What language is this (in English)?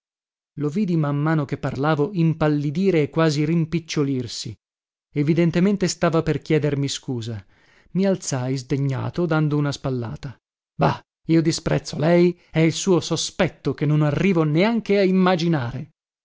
Italian